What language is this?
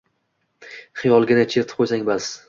Uzbek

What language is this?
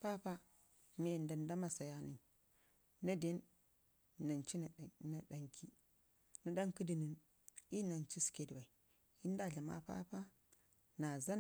Ngizim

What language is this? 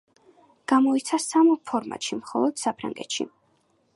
Georgian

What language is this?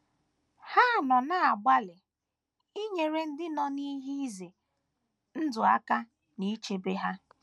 Igbo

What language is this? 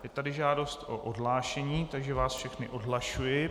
Czech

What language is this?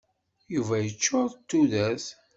Kabyle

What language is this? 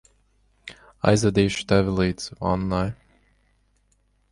Latvian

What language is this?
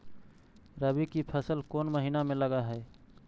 Magahi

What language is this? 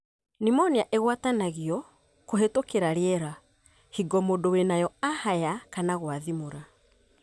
Kikuyu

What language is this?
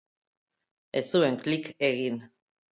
Basque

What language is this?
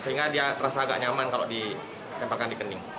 Indonesian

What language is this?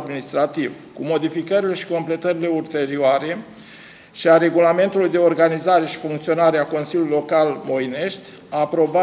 Romanian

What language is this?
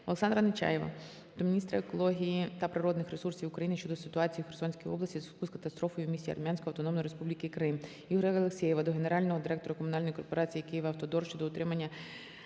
Ukrainian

